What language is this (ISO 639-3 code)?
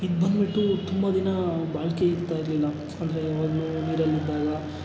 kan